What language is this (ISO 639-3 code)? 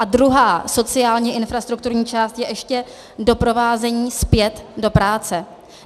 ces